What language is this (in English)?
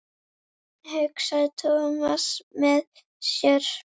Icelandic